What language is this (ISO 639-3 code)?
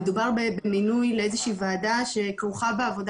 heb